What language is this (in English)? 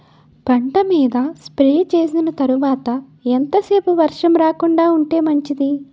Telugu